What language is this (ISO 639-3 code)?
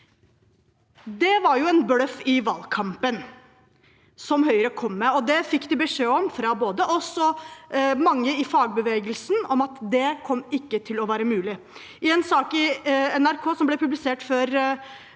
nor